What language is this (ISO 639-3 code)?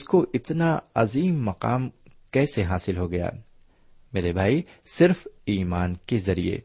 urd